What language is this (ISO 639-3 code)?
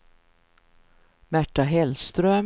swe